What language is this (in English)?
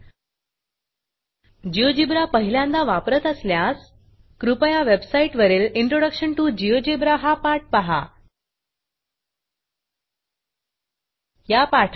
Marathi